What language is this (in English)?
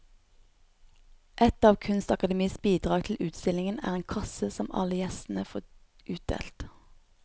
Norwegian